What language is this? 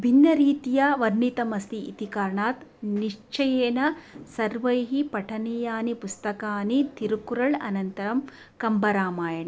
Sanskrit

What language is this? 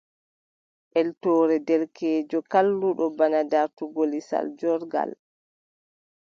Adamawa Fulfulde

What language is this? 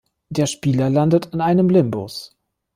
German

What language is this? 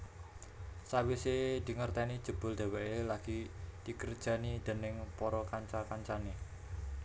Javanese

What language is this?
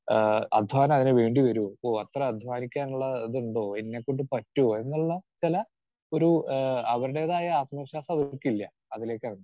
Malayalam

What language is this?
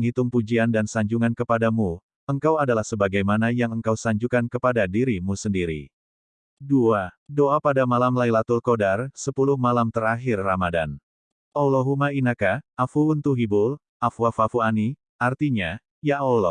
Indonesian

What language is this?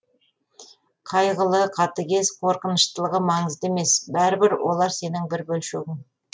Kazakh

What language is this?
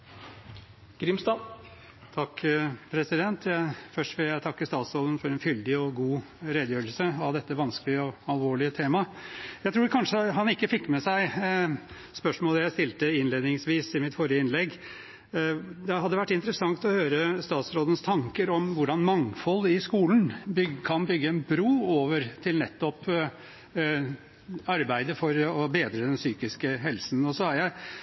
Norwegian Bokmål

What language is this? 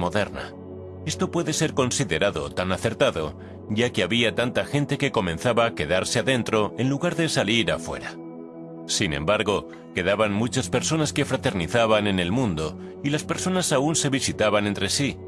Spanish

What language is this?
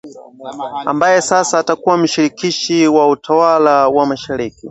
Swahili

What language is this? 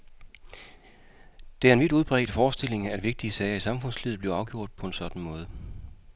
Danish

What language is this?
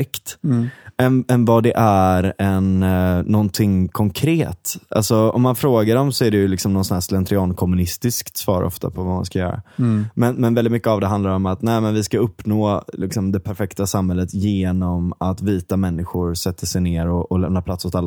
Swedish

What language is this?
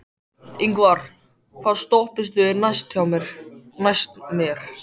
Icelandic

